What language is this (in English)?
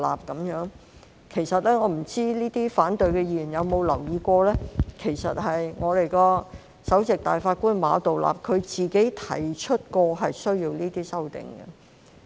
Cantonese